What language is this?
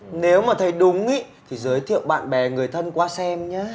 Vietnamese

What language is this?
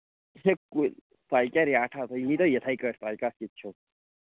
Kashmiri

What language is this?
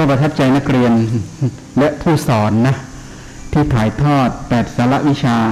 Thai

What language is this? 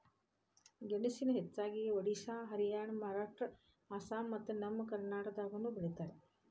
Kannada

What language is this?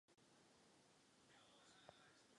Czech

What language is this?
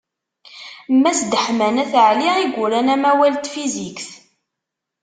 Kabyle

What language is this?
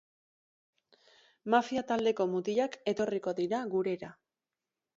Basque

